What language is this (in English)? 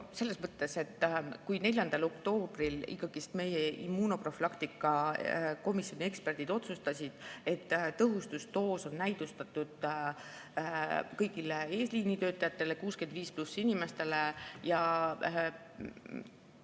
Estonian